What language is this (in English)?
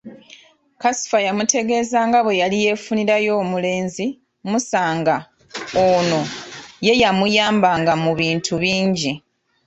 Ganda